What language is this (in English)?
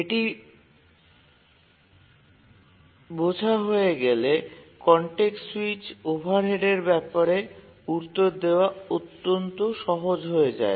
Bangla